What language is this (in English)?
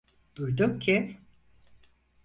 Turkish